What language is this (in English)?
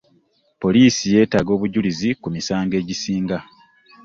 Ganda